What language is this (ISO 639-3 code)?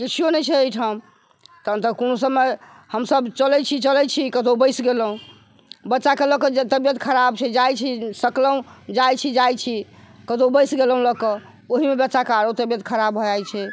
mai